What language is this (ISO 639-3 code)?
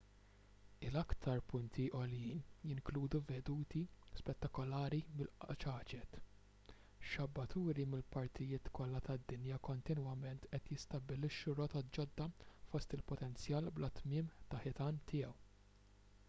mlt